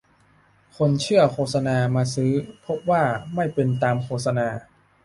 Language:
Thai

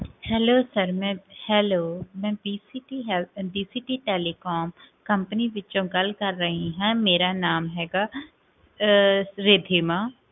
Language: Punjabi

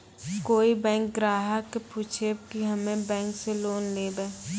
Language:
Maithili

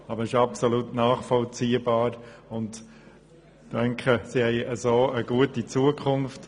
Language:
Swiss German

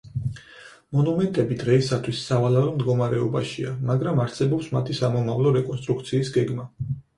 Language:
Georgian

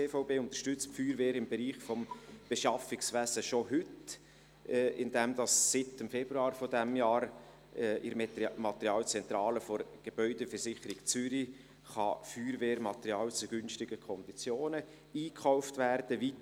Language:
Swiss German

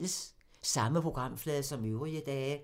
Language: Danish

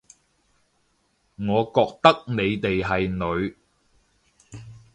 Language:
Cantonese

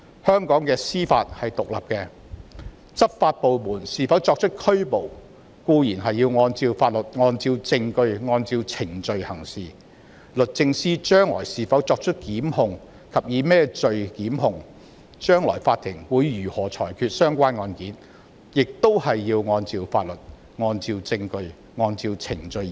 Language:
Cantonese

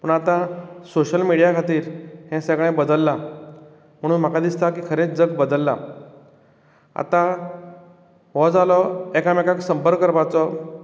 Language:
Konkani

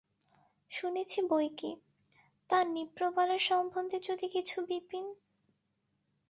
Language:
Bangla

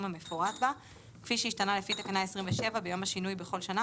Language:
Hebrew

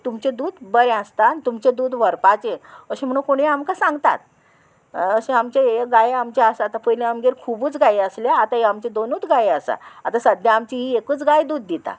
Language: Konkani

